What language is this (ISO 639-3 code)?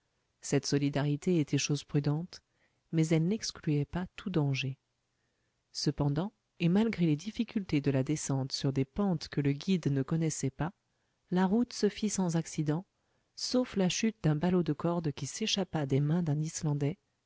fra